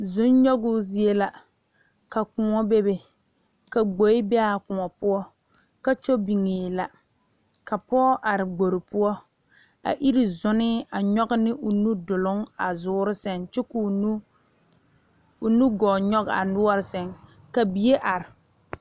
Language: Southern Dagaare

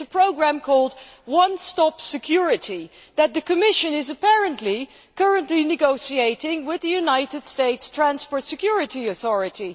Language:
English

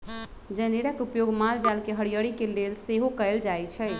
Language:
Magahi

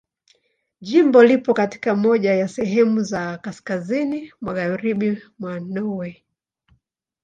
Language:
Swahili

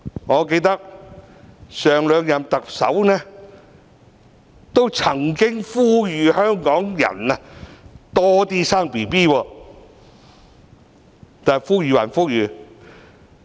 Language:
Cantonese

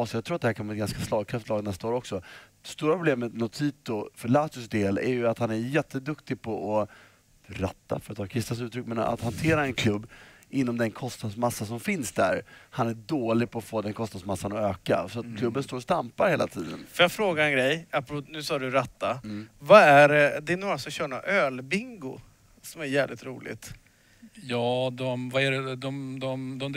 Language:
Swedish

